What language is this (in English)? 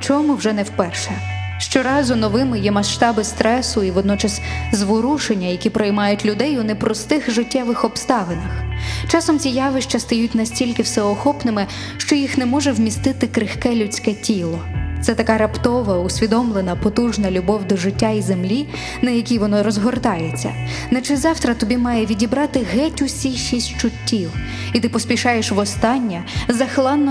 Ukrainian